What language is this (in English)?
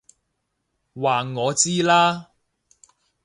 Cantonese